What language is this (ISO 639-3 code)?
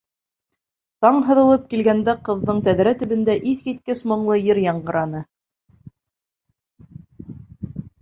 bak